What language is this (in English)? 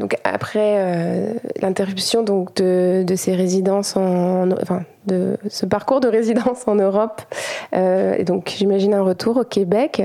French